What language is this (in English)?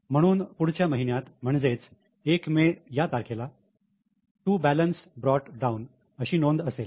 Marathi